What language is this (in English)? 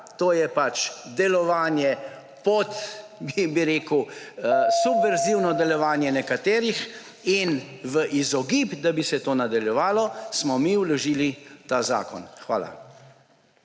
Slovenian